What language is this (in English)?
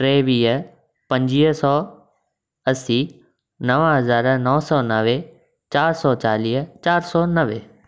Sindhi